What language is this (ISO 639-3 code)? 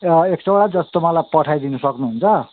nep